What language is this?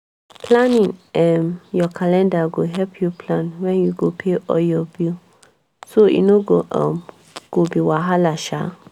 Nigerian Pidgin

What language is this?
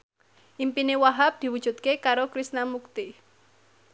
Javanese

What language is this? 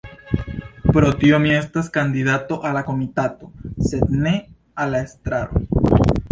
Esperanto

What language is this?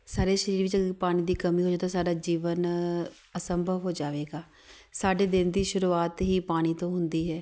Punjabi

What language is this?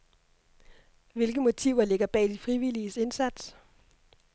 Danish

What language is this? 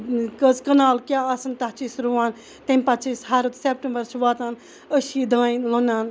Kashmiri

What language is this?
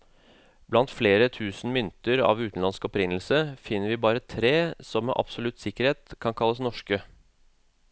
Norwegian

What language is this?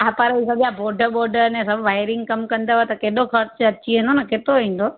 Sindhi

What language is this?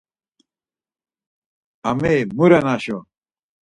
Laz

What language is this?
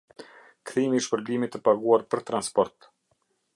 Albanian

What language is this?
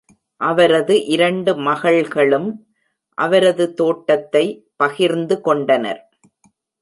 Tamil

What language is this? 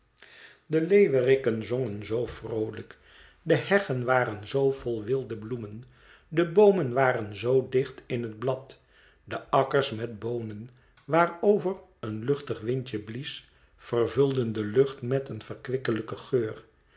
Dutch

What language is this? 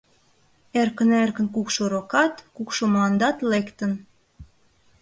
Mari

